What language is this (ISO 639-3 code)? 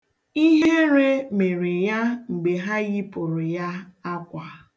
ibo